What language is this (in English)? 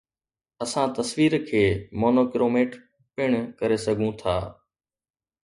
Sindhi